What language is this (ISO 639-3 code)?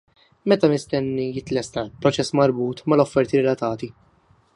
mlt